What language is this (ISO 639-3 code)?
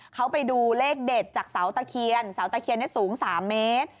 tha